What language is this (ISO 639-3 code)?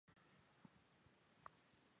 zho